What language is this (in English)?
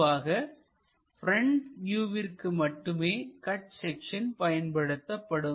Tamil